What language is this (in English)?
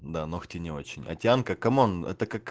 Russian